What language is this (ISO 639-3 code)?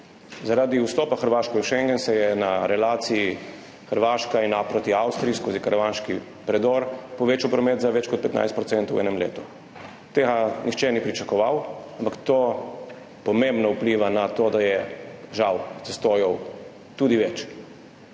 slv